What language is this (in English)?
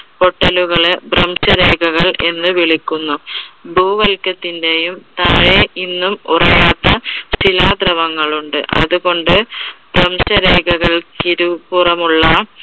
Malayalam